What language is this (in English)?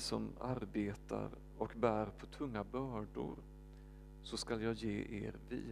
Swedish